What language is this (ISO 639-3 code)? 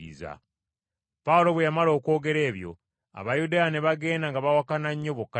lug